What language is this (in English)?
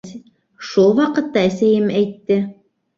Bashkir